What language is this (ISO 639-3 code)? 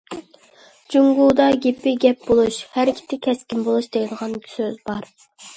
uig